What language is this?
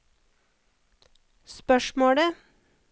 Norwegian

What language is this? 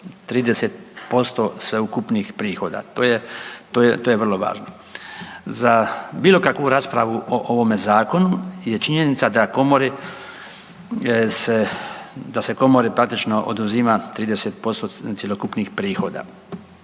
Croatian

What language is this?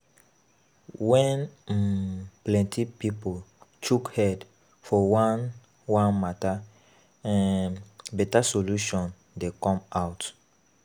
Nigerian Pidgin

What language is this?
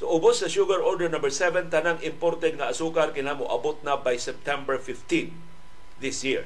Filipino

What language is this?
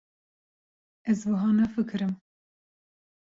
Kurdish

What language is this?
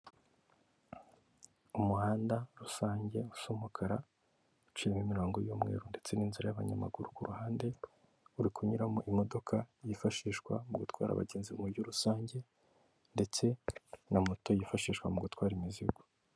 Kinyarwanda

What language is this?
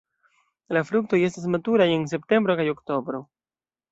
Esperanto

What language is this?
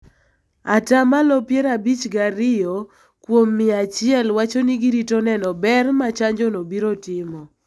Luo (Kenya and Tanzania)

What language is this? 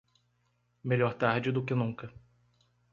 Portuguese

